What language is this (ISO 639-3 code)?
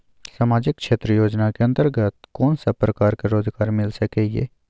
mai